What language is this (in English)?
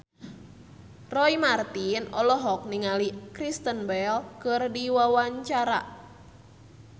Sundanese